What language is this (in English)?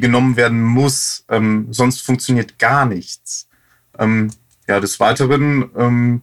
German